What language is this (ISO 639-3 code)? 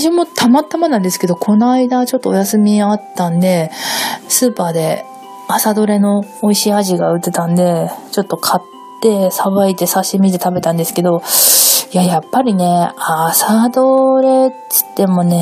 jpn